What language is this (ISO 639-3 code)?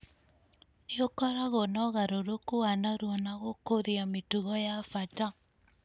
kik